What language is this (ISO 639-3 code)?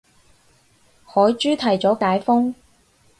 yue